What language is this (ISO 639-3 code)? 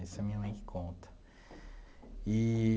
por